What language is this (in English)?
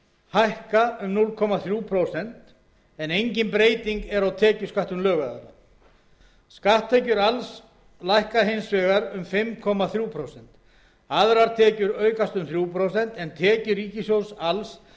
Icelandic